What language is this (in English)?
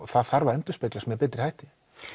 Icelandic